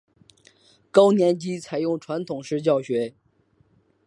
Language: Chinese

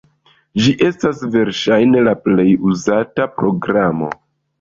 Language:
Esperanto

